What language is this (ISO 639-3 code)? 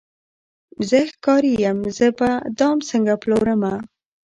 pus